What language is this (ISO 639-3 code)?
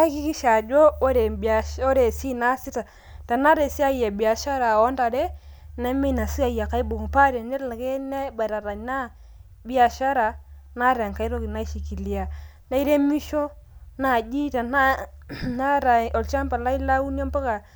mas